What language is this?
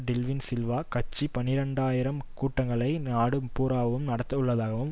Tamil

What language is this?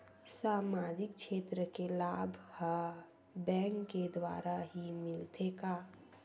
Chhattisgarhi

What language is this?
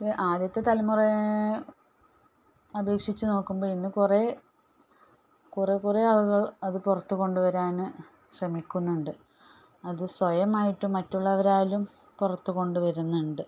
Malayalam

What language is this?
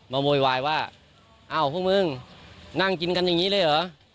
Thai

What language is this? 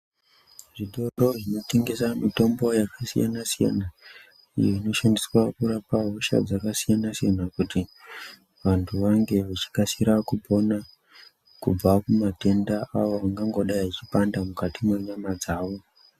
Ndau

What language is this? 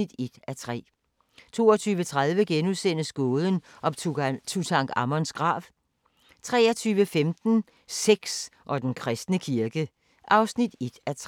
Danish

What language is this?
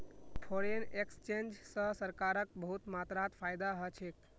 Magahi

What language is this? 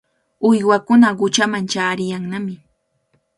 Cajatambo North Lima Quechua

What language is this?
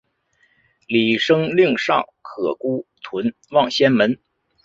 Chinese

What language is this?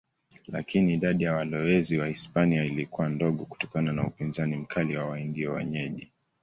Swahili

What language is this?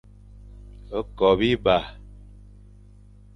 Fang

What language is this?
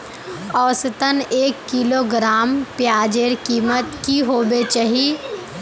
Magahi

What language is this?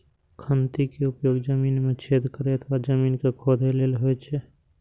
Maithili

